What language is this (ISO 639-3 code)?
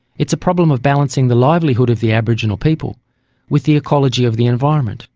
eng